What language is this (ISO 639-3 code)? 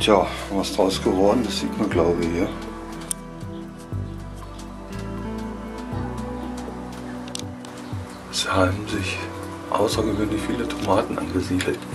deu